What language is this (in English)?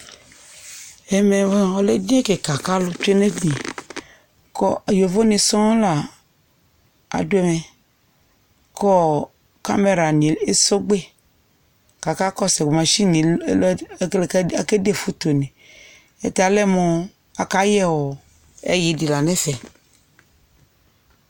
Ikposo